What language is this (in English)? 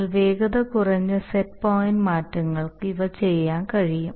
Malayalam